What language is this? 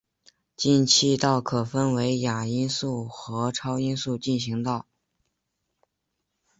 Chinese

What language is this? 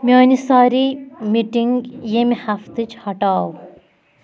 Kashmiri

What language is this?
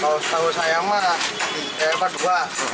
Indonesian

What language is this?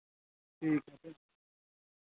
Dogri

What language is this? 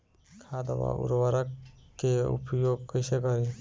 Bhojpuri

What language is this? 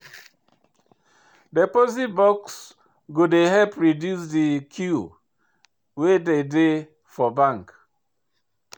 Nigerian Pidgin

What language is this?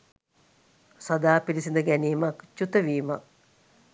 Sinhala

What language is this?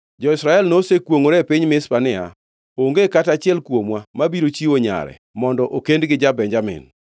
Luo (Kenya and Tanzania)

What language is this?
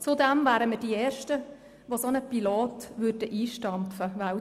Swiss German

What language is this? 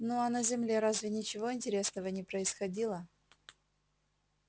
Russian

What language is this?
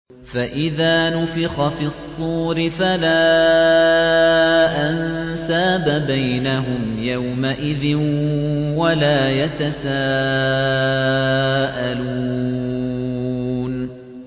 Arabic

